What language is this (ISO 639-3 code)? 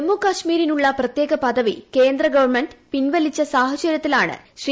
mal